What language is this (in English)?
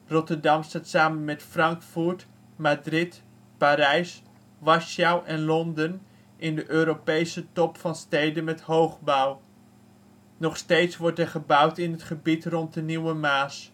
Dutch